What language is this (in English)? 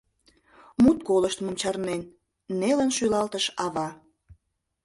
Mari